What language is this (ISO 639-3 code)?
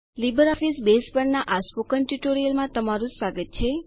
guj